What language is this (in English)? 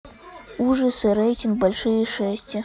Russian